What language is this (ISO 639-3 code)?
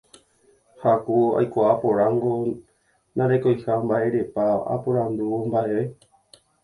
grn